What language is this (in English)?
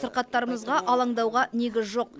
Kazakh